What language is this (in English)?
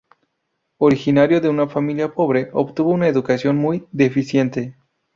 Spanish